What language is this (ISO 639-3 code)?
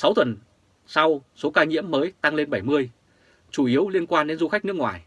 vie